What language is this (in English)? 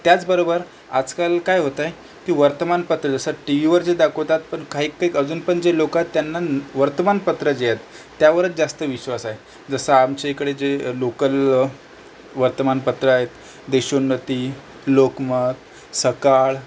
Marathi